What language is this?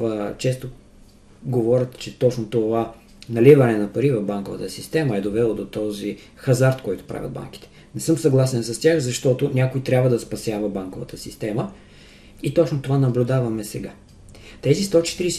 Bulgarian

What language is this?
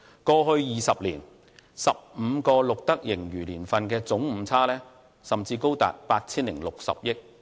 Cantonese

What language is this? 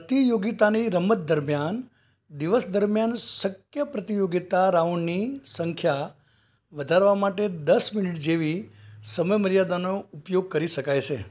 Gujarati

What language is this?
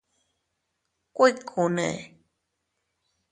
Teutila Cuicatec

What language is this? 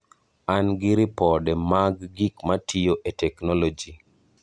Luo (Kenya and Tanzania)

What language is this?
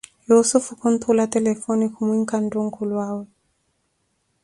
Koti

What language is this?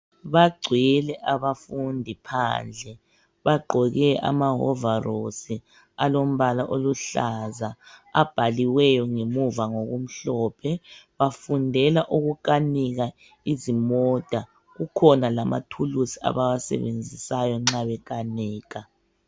North Ndebele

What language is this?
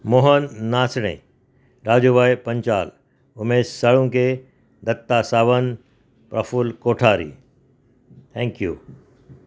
Marathi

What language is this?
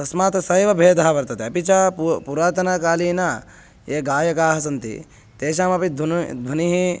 Sanskrit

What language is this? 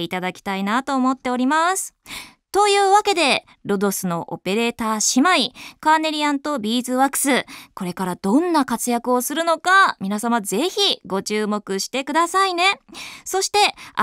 Japanese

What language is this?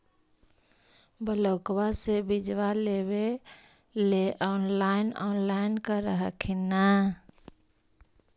Magahi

